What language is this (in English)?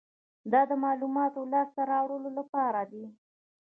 Pashto